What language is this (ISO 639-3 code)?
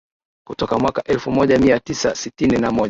swa